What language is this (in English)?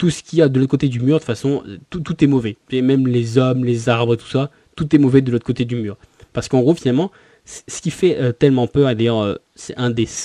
French